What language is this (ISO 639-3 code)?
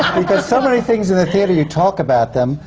eng